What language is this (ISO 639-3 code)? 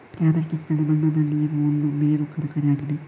kan